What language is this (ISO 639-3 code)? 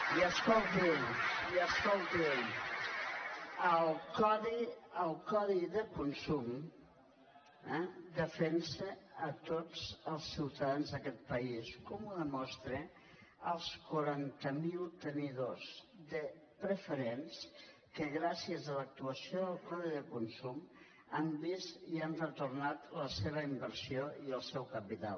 cat